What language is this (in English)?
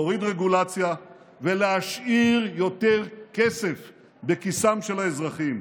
Hebrew